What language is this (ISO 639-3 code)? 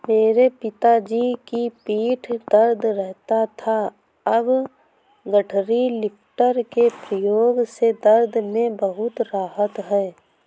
hin